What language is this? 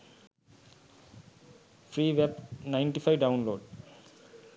Sinhala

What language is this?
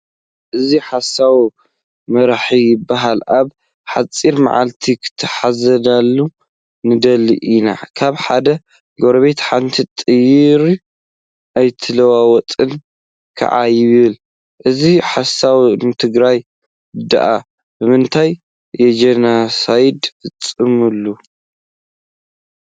Tigrinya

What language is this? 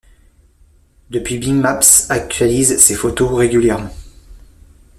French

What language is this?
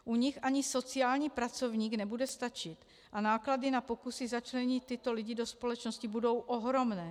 Czech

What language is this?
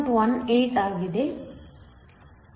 Kannada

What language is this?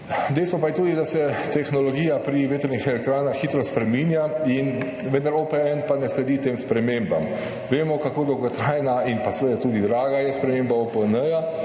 Slovenian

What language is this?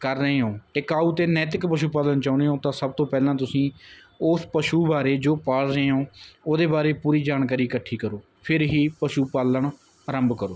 Punjabi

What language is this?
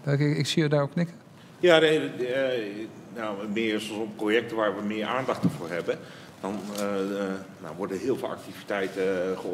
Dutch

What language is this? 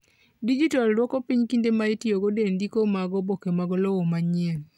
Luo (Kenya and Tanzania)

